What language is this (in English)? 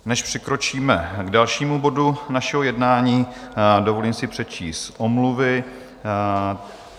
Czech